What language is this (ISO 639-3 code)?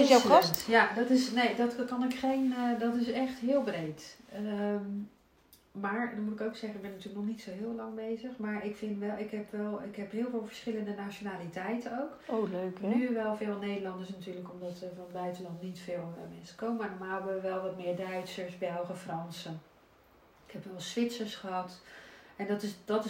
nld